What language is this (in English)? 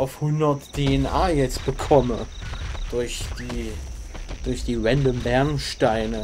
German